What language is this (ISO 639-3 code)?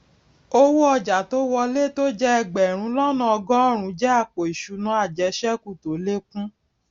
yor